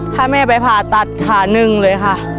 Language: Thai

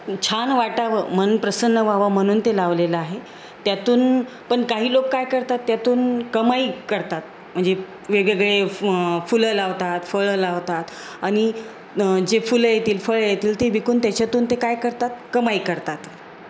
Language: Marathi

